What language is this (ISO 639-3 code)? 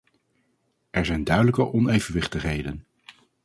nld